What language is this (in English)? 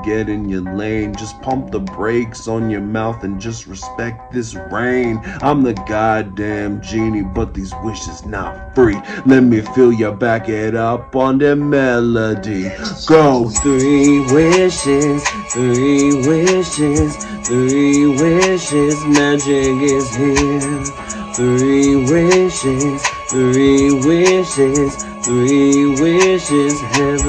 English